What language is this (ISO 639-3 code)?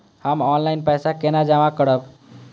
mai